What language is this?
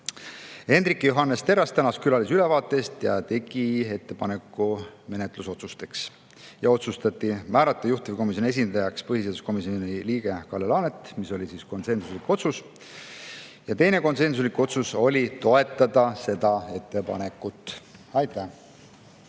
Estonian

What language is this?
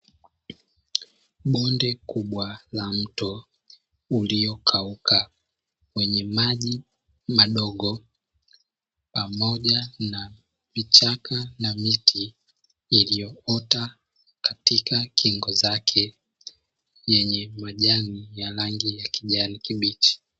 Swahili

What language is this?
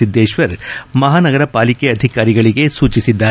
Kannada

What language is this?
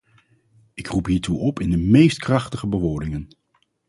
Dutch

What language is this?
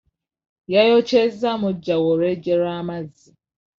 Ganda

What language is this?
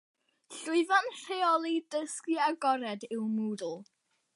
Welsh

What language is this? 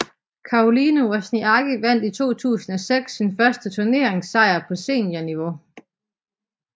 Danish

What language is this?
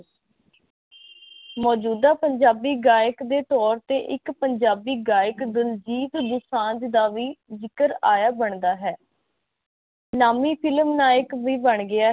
Punjabi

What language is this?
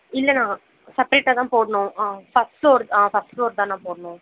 Tamil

